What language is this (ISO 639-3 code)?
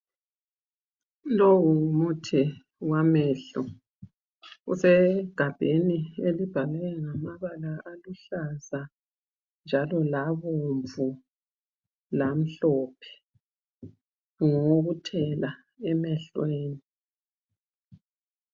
nde